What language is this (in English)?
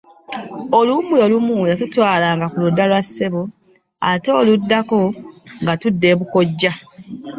Ganda